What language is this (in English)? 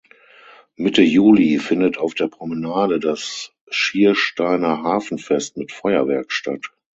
German